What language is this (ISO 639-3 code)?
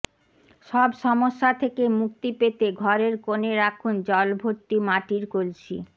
ben